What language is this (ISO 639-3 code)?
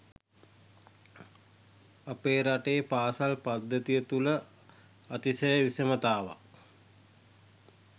sin